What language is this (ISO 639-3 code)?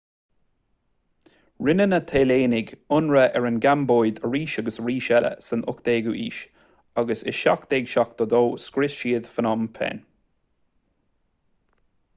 gle